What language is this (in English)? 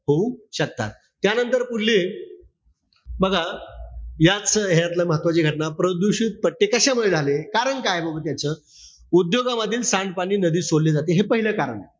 Marathi